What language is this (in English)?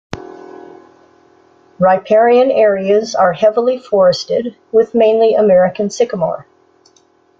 English